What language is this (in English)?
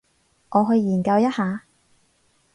Cantonese